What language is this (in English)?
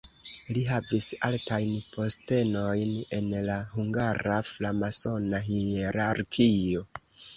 Esperanto